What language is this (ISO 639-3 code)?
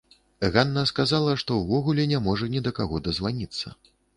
bel